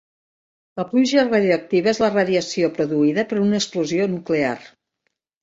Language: Catalan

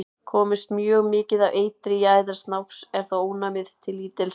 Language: Icelandic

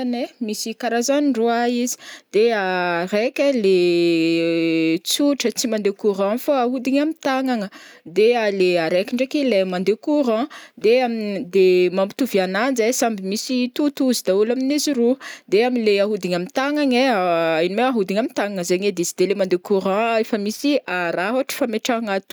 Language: Northern Betsimisaraka Malagasy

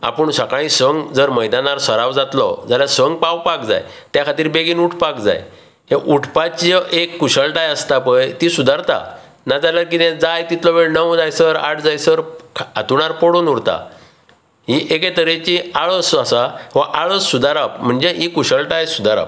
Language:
Konkani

